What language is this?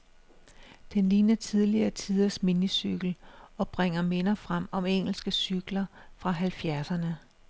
Danish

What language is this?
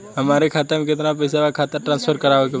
Bhojpuri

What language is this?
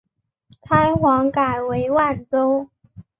Chinese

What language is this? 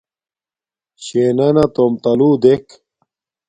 Domaaki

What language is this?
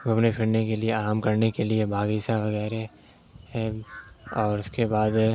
Urdu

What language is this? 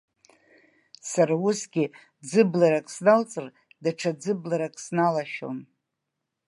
Abkhazian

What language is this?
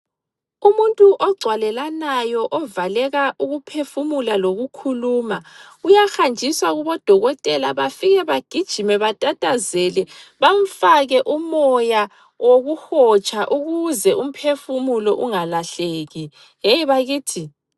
North Ndebele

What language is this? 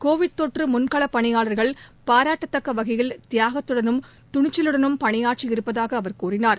Tamil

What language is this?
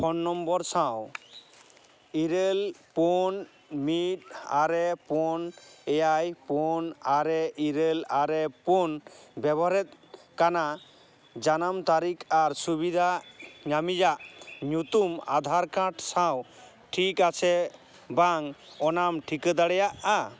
Santali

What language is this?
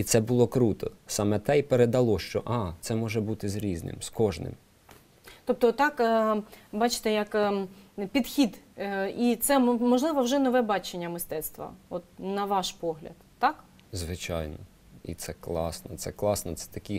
Ukrainian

